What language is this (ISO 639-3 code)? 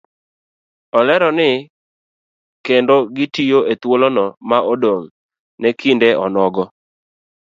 luo